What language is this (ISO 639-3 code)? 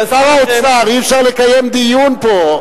heb